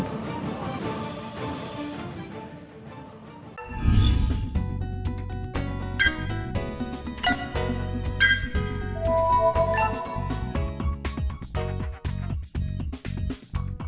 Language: Vietnamese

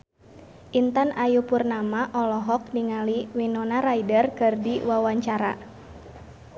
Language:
Sundanese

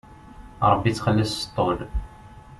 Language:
Kabyle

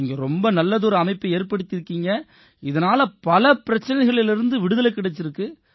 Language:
Tamil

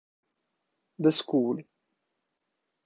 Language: Italian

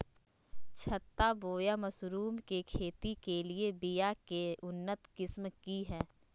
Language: Magahi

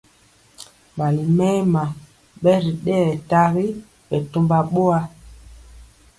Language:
Mpiemo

